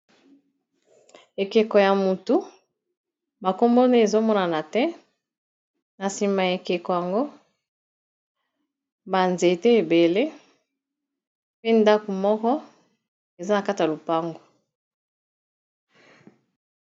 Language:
Lingala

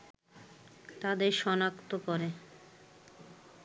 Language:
Bangla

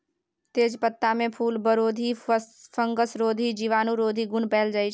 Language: Maithili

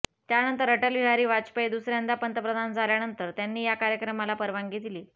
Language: Marathi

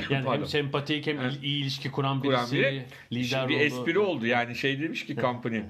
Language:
Turkish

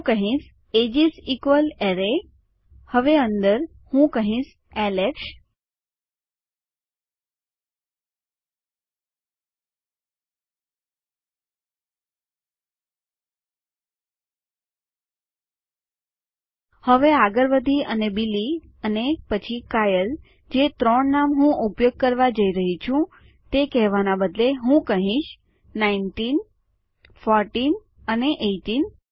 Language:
Gujarati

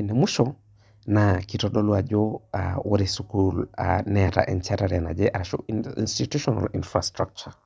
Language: Masai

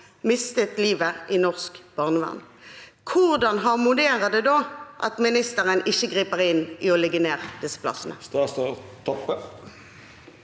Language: Norwegian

